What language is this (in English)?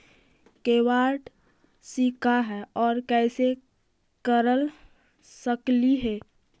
Magahi